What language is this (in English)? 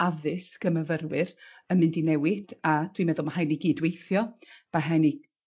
Welsh